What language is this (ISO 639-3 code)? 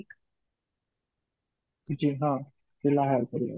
ori